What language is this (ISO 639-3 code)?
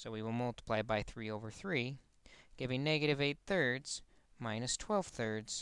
eng